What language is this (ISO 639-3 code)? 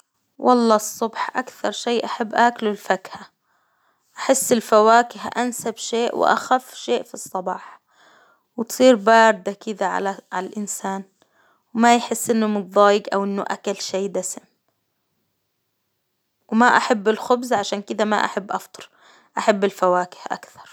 acw